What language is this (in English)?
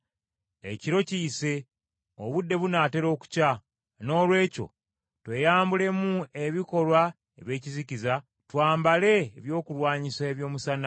Ganda